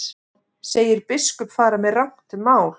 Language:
Icelandic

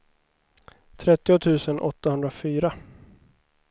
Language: Swedish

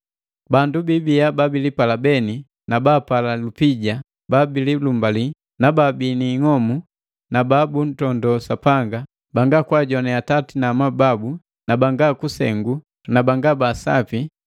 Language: Matengo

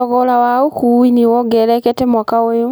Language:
Kikuyu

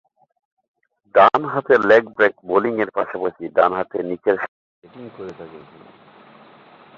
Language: Bangla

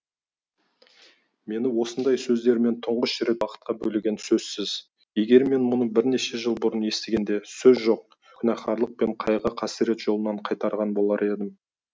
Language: Kazakh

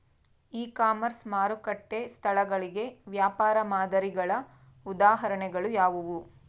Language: Kannada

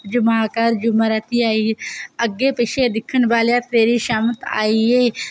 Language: Dogri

